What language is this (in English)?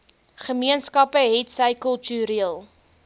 Afrikaans